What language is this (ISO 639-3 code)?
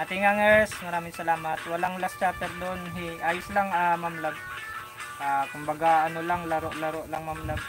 fil